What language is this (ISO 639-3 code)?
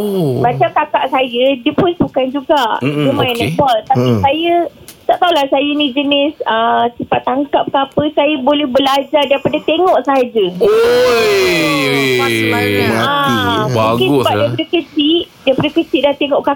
msa